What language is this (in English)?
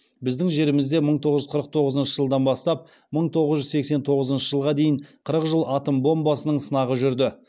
Kazakh